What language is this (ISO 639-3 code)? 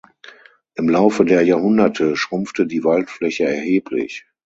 deu